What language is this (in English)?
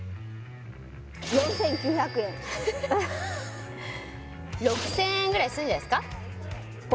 Japanese